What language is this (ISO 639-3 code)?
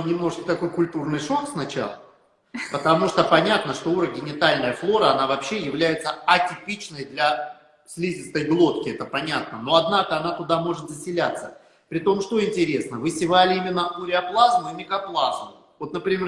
rus